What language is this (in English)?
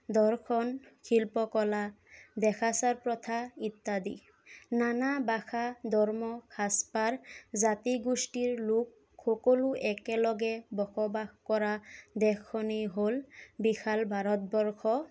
Assamese